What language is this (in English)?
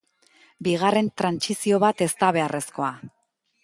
Basque